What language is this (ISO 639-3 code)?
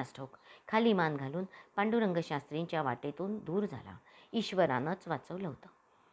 mar